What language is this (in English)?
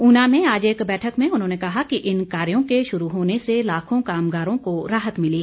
Hindi